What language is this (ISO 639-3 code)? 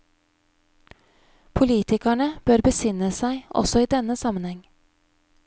nor